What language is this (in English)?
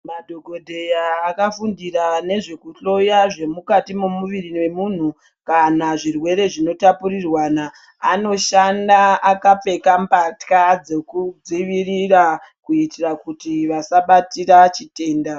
Ndau